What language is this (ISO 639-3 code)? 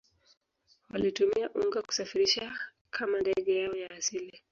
swa